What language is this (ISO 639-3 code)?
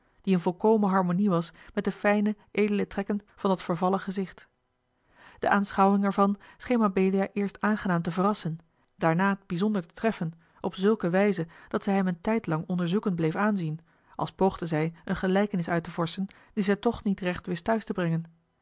nld